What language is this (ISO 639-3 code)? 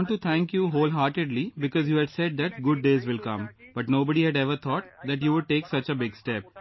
eng